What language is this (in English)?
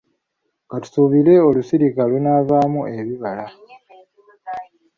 Ganda